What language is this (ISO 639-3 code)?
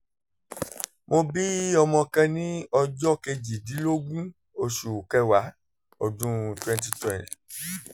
yor